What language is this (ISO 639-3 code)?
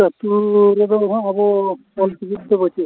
sat